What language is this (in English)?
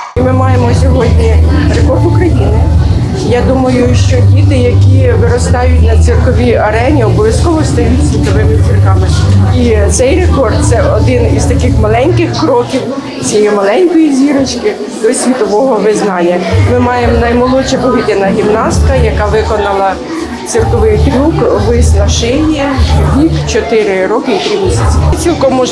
Ukrainian